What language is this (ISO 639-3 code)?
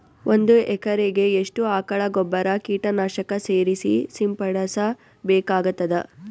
kan